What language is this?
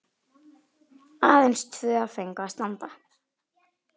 Icelandic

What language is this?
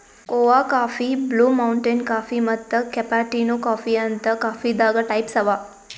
Kannada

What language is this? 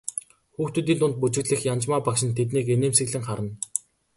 Mongolian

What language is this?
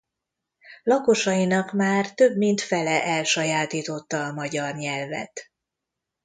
Hungarian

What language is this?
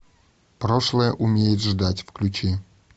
Russian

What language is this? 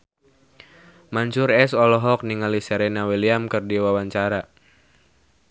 Sundanese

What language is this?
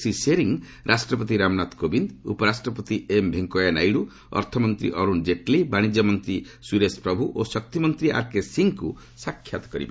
Odia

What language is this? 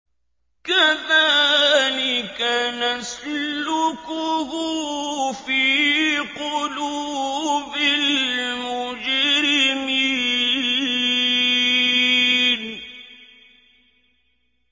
Arabic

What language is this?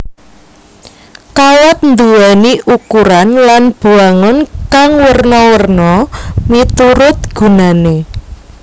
Javanese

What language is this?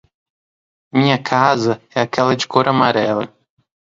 Portuguese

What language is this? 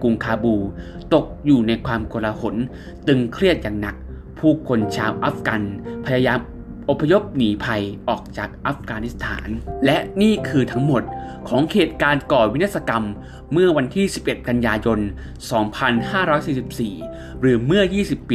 Thai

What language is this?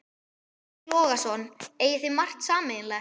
Icelandic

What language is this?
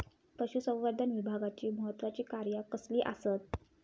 Marathi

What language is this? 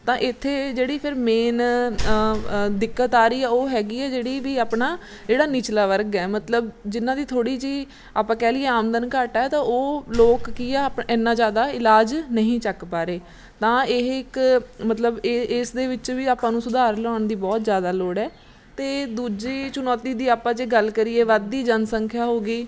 Punjabi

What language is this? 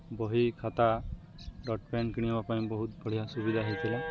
Odia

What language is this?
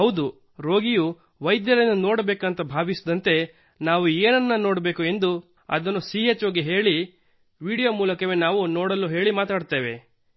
Kannada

